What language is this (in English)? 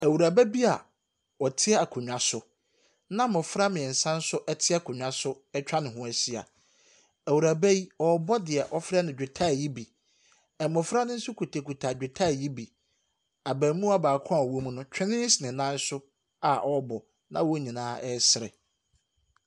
Akan